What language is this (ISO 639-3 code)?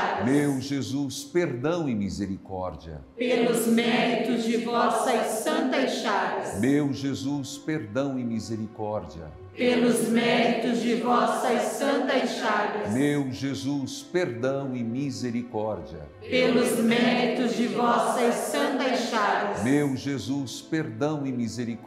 por